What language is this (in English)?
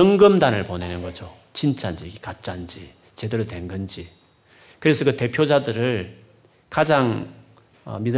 Korean